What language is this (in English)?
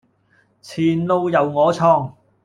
Cantonese